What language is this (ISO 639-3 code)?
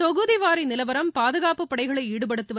tam